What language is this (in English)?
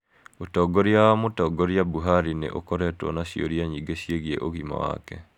Kikuyu